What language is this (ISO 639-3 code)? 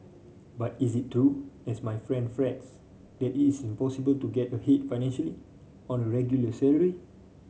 eng